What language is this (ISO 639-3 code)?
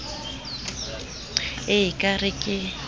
sot